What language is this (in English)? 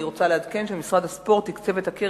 Hebrew